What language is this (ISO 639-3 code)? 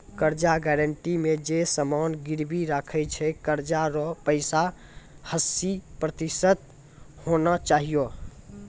mai